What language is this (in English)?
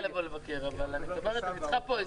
Hebrew